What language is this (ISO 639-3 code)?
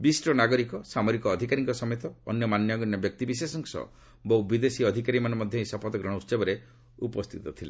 ori